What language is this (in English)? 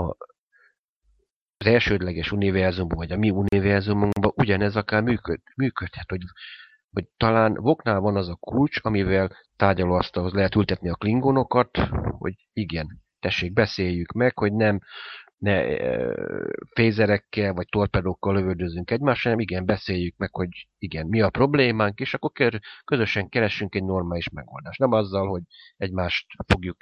Hungarian